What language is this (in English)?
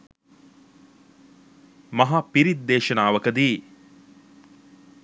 Sinhala